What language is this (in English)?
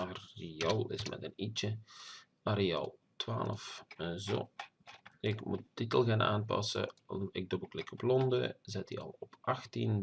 Dutch